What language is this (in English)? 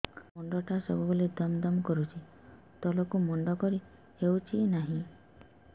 Odia